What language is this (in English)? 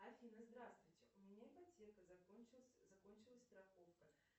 Russian